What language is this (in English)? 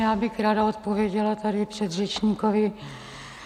Czech